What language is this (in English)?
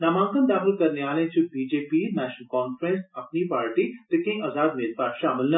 Dogri